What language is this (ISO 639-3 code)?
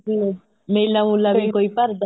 pan